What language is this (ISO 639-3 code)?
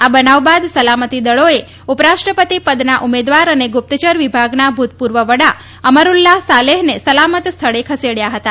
guj